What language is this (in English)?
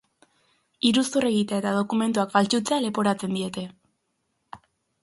Basque